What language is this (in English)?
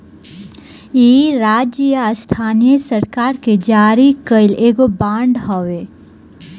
Bhojpuri